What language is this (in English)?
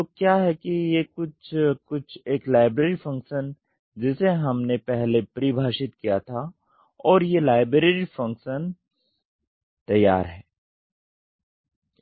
Hindi